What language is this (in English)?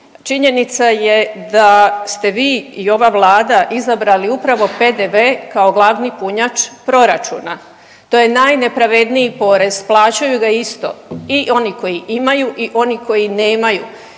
Croatian